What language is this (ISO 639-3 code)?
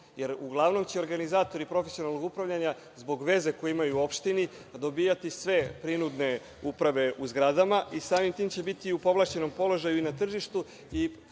srp